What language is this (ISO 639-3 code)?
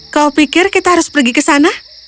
ind